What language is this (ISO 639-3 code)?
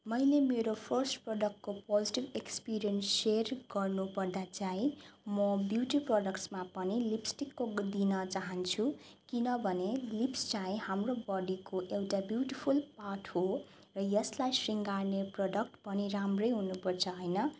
nep